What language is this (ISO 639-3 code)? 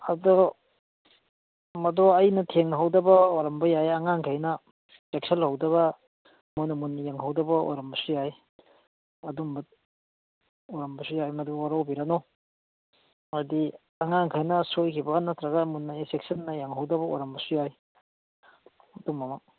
mni